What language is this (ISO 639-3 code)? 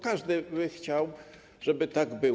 pol